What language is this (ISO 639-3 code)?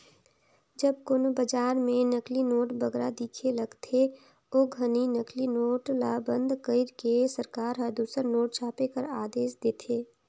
hne